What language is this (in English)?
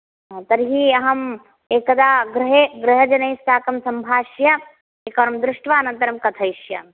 Sanskrit